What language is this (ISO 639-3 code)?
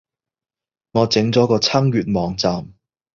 yue